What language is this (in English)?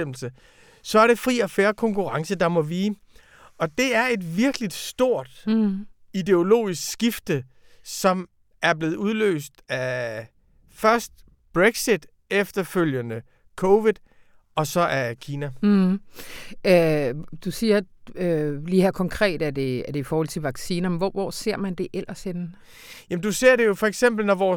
Danish